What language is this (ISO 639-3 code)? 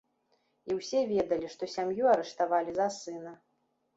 bel